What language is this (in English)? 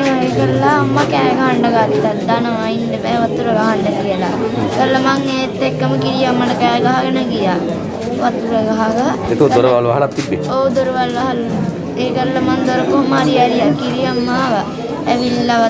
Sinhala